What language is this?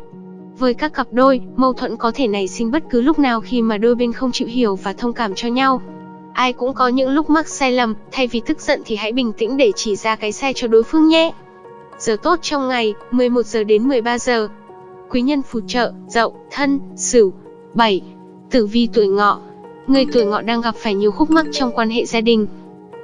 Vietnamese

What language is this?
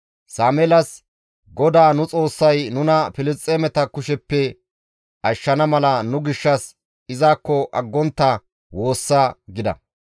Gamo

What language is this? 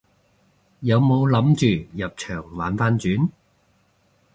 Cantonese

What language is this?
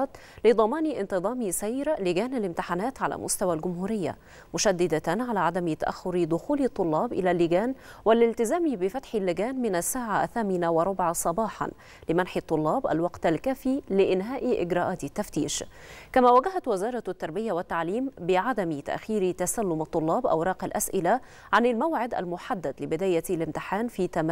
Arabic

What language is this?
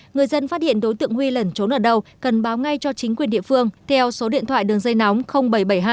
Vietnamese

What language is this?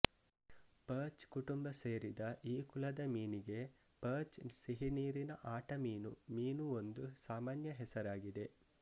Kannada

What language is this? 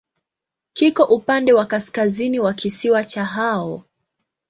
Swahili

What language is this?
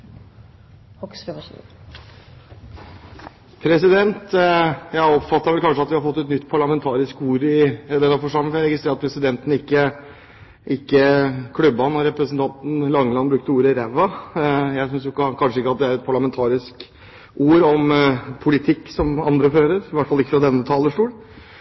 Norwegian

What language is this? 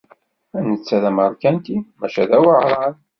Kabyle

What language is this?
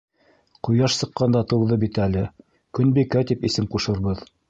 Bashkir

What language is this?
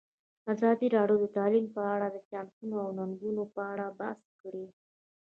Pashto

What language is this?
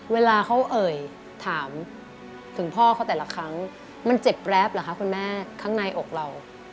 Thai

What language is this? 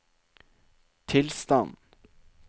Norwegian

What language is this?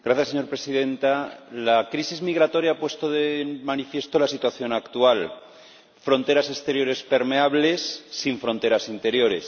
Spanish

